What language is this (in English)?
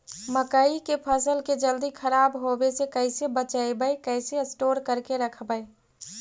Magahi